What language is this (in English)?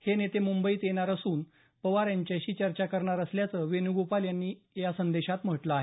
Marathi